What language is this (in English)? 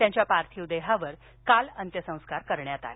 Marathi